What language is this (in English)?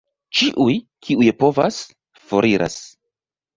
Esperanto